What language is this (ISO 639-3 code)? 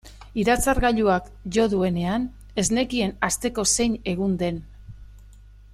eus